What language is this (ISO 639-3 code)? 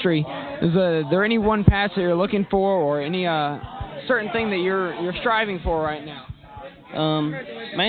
eng